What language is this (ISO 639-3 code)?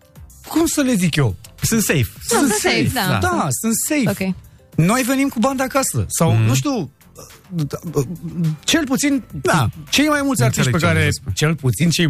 ron